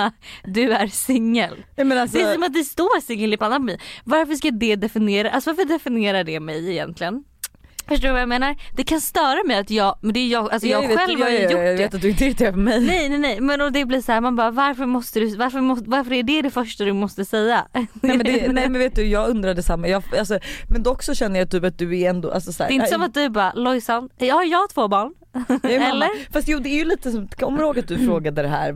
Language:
Swedish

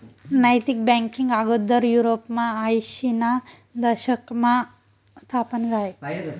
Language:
Marathi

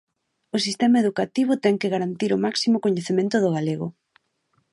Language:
Galician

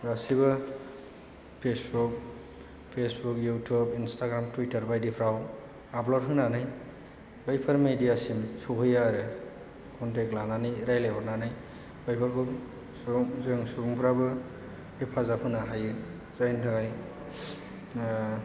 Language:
Bodo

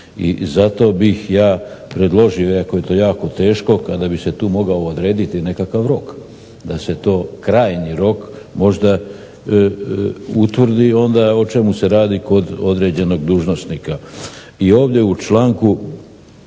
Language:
Croatian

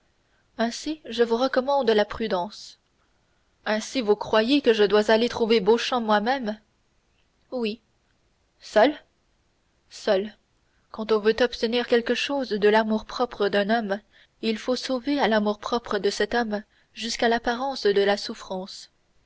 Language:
French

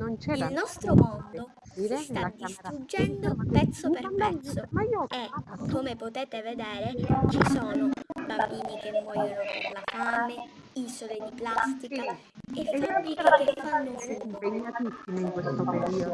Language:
Italian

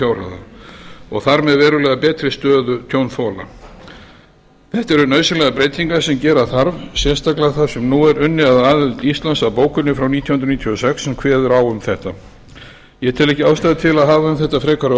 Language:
Icelandic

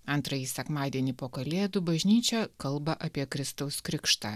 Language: Lithuanian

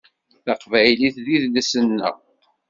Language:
Kabyle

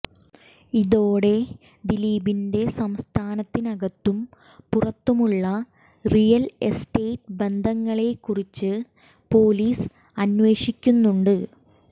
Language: Malayalam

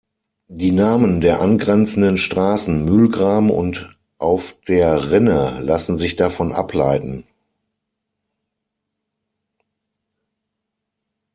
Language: German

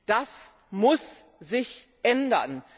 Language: German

